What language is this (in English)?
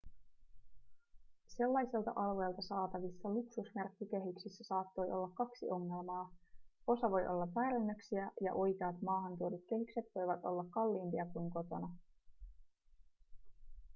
Finnish